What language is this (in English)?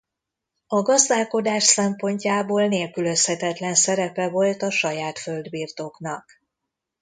Hungarian